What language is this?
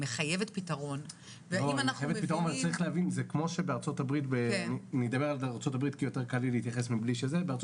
Hebrew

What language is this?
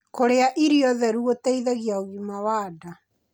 Kikuyu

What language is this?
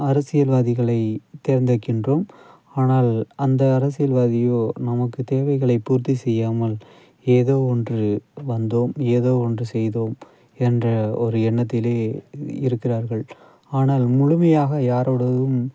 Tamil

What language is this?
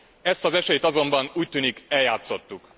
Hungarian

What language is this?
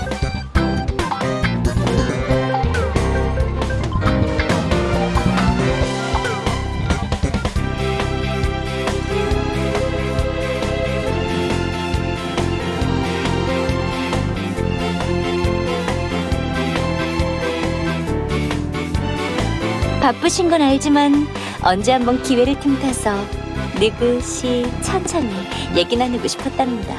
Korean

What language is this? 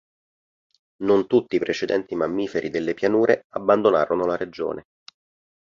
Italian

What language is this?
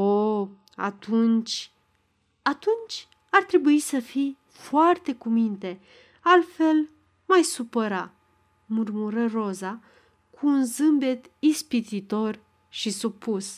Romanian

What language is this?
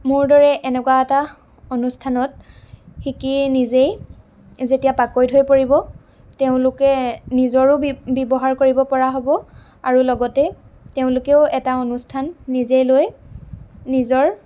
Assamese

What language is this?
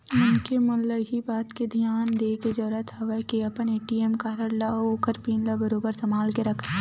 Chhattisgarhi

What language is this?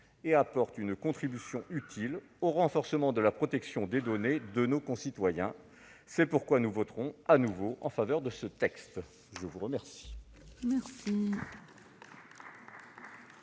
French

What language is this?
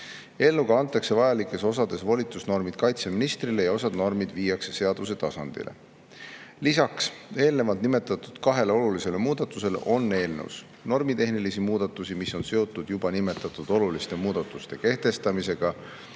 Estonian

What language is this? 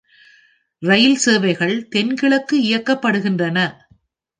Tamil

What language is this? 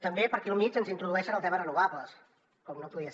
Catalan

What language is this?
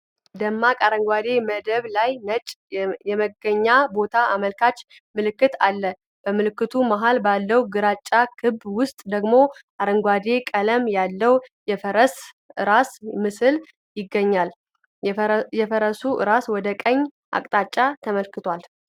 Amharic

